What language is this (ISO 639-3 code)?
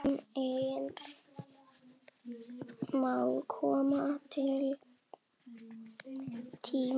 isl